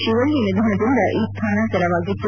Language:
Kannada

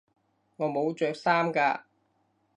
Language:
Cantonese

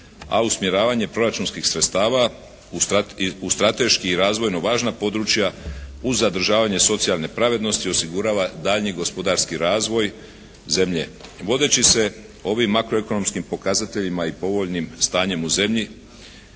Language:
Croatian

